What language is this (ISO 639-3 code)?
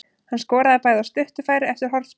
isl